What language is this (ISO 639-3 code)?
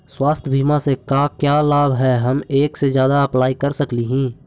mag